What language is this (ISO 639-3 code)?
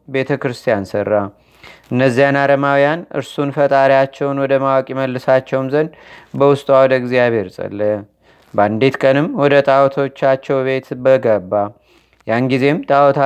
amh